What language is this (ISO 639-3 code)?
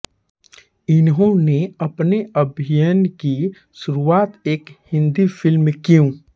hin